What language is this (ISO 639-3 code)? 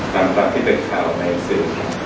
tha